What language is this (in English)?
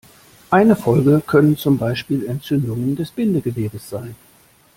German